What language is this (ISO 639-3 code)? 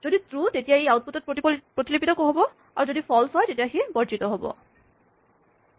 asm